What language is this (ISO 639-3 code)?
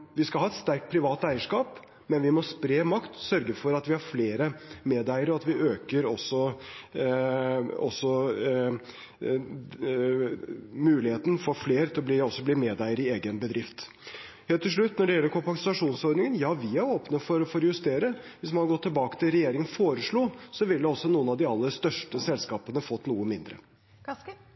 nob